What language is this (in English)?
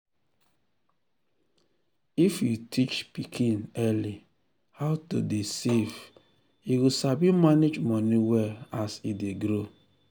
Nigerian Pidgin